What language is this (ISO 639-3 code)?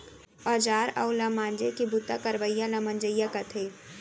hne